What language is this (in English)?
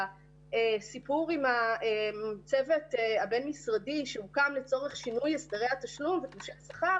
Hebrew